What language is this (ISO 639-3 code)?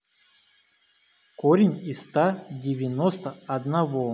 rus